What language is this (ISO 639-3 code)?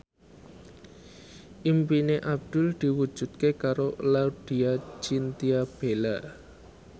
jav